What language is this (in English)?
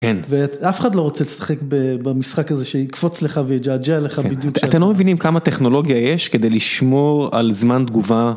Hebrew